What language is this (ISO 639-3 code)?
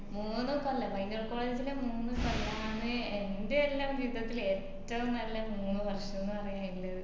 mal